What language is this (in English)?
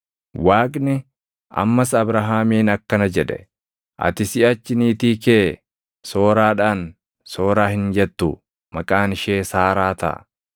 Oromo